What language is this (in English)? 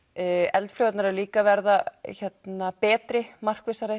Icelandic